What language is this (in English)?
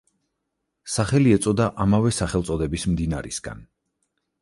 Georgian